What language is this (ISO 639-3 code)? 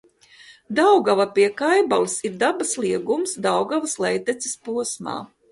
lav